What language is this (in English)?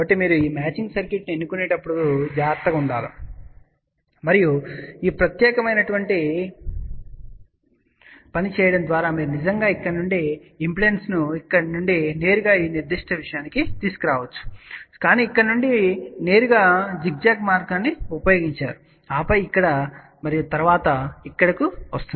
Telugu